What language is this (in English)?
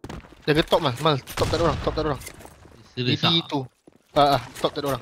Malay